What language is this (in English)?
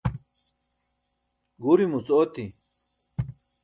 Burushaski